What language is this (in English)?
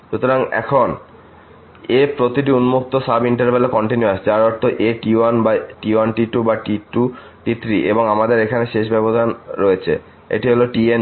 Bangla